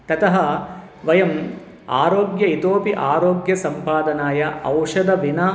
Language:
Sanskrit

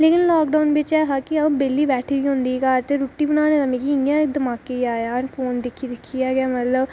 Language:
Dogri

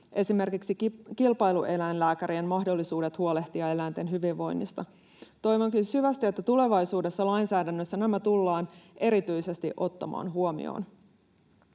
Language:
Finnish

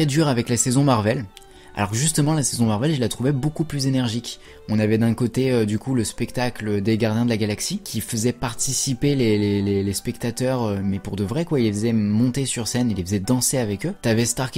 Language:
French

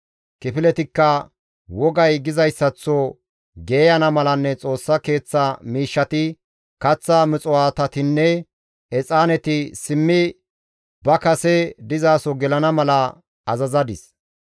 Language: Gamo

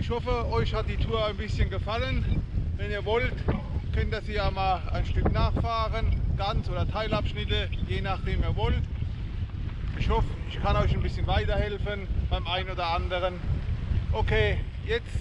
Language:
German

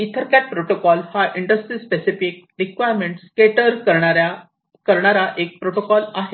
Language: Marathi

